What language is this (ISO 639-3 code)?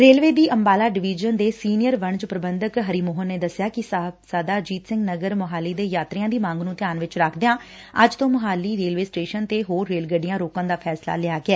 pan